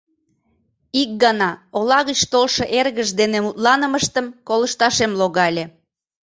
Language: Mari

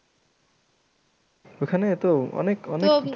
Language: Bangla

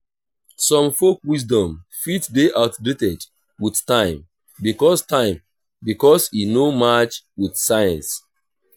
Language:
Nigerian Pidgin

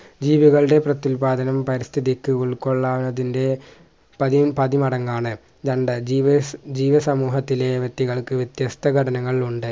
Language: Malayalam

